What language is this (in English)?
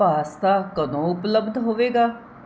Punjabi